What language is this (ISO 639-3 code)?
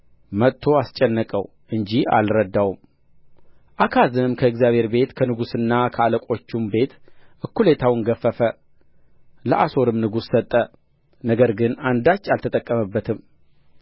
amh